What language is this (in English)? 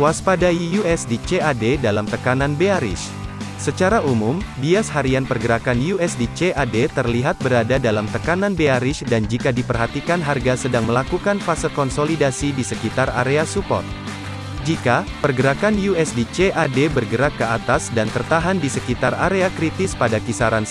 Indonesian